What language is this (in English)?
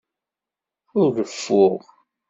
Kabyle